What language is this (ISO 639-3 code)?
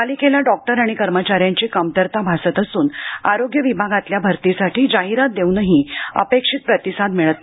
mar